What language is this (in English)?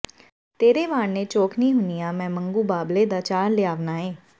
Punjabi